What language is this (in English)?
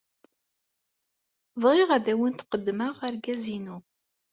Kabyle